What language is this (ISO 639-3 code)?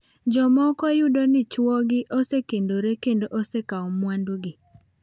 luo